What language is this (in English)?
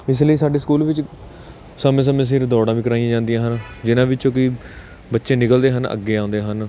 Punjabi